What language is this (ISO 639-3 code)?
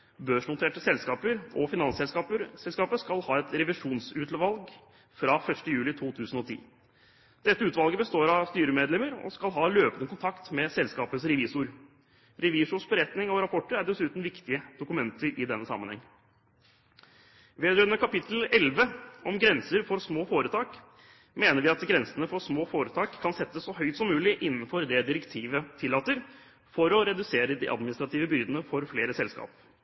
nob